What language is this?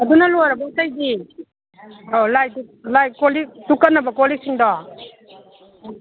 Manipuri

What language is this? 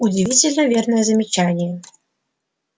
Russian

